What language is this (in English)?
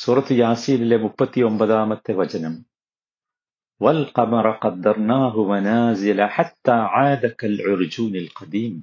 Malayalam